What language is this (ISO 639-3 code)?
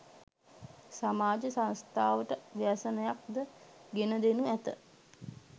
sin